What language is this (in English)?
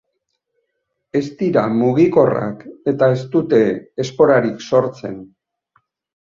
Basque